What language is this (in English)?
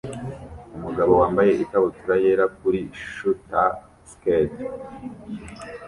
Kinyarwanda